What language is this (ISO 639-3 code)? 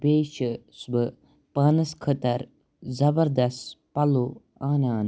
kas